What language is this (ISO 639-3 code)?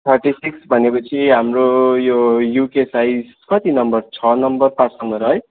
nep